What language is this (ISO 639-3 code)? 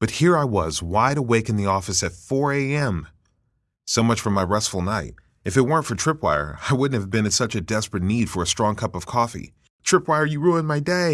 eng